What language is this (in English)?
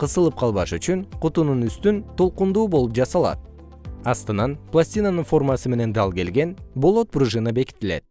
Kyrgyz